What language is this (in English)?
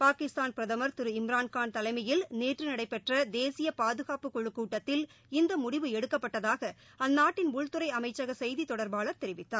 Tamil